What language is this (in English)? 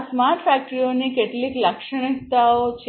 Gujarati